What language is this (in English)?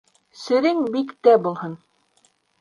Bashkir